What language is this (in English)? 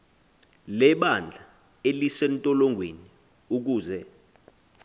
Xhosa